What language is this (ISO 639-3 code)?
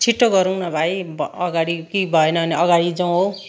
nep